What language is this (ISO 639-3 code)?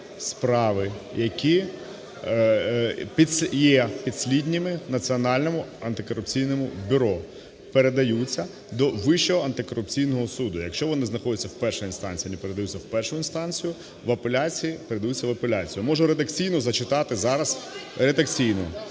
ukr